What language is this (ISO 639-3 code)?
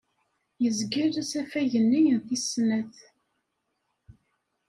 kab